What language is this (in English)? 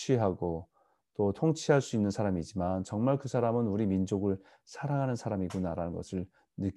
Korean